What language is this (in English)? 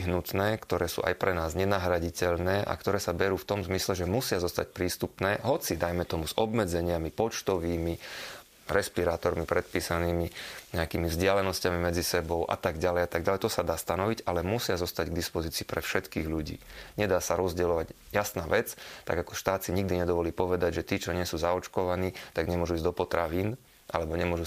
Slovak